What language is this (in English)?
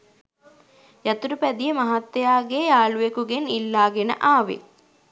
Sinhala